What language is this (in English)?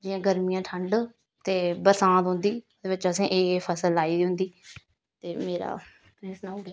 Dogri